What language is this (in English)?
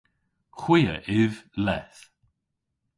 Cornish